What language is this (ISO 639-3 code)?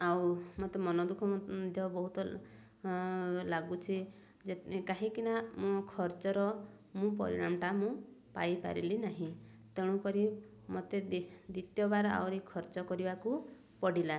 ori